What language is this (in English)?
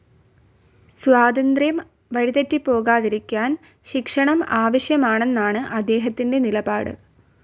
Malayalam